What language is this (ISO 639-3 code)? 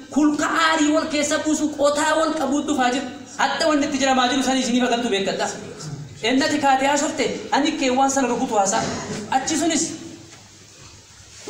ara